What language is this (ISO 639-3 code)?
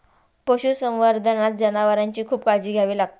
mar